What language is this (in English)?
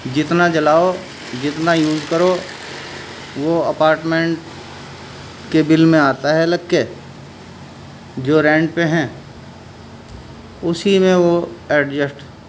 Urdu